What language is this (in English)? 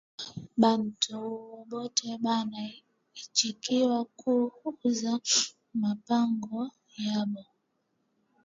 Swahili